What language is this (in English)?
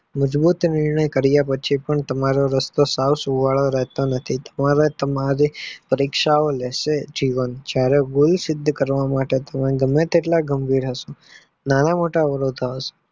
Gujarati